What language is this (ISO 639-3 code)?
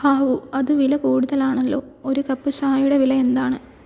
mal